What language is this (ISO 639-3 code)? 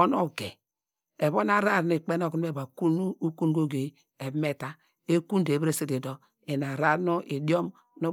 deg